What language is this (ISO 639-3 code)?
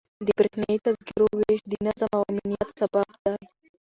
pus